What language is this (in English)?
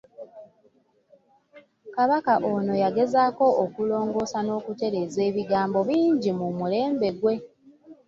Ganda